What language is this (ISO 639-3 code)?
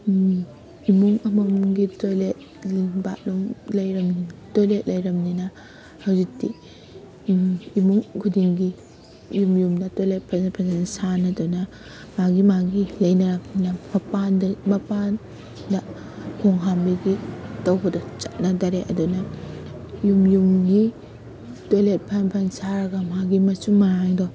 mni